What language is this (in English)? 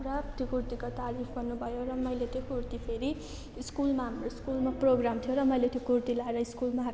Nepali